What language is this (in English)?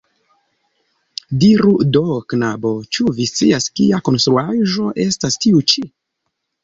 Esperanto